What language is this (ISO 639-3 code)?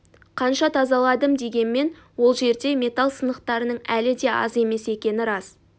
kaz